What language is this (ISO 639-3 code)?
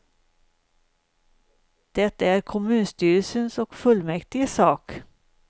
swe